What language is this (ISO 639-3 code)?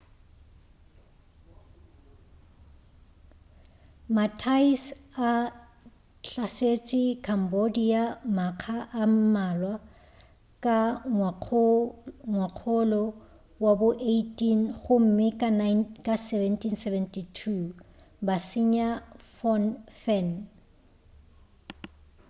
nso